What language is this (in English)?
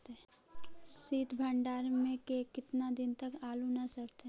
Magahi